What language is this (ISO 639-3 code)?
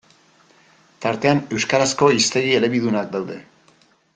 eus